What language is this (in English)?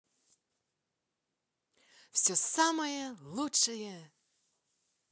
Russian